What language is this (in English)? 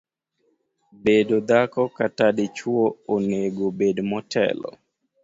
Luo (Kenya and Tanzania)